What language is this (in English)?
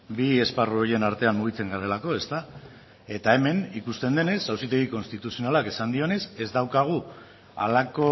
Basque